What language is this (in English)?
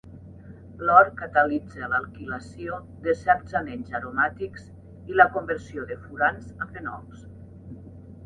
Catalan